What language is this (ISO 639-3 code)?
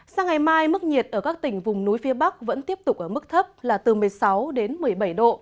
vie